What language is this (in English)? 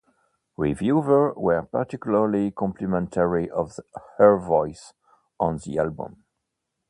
English